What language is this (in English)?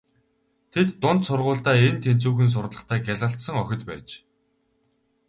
Mongolian